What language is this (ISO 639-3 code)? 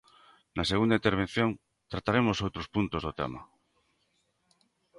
glg